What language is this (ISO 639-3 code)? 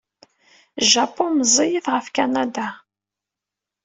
kab